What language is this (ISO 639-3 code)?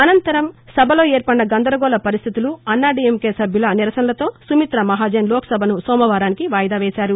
tel